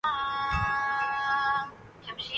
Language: Urdu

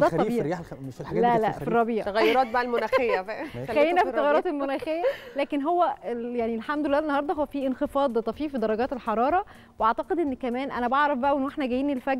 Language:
Arabic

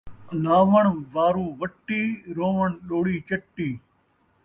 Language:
Saraiki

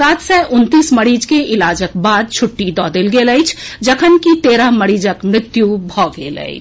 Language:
Maithili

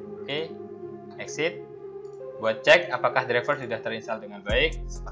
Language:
Indonesian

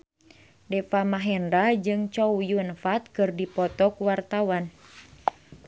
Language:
Sundanese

